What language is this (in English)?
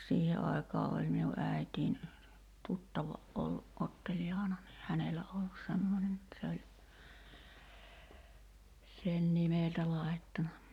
Finnish